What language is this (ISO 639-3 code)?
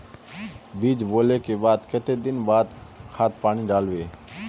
mag